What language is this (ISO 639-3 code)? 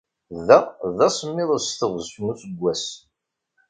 kab